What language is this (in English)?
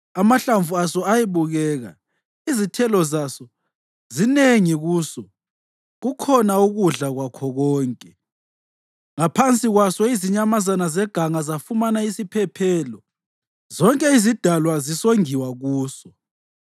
North Ndebele